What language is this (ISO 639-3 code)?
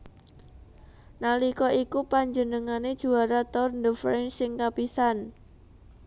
jav